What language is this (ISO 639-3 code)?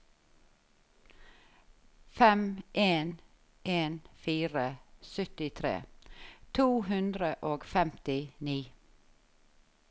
nor